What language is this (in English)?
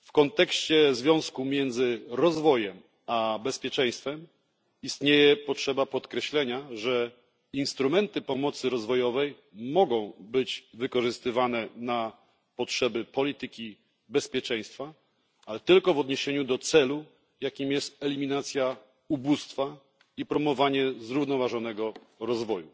Polish